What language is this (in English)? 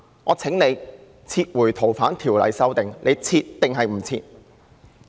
Cantonese